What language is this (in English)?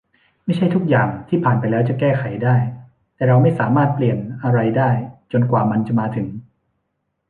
Thai